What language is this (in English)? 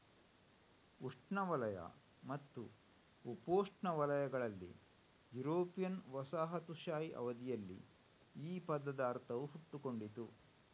Kannada